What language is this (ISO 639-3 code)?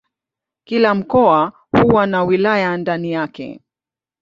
swa